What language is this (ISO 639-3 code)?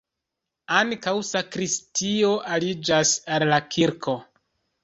epo